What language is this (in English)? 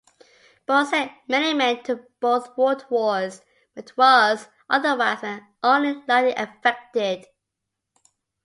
English